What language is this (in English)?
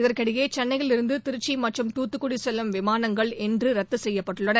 Tamil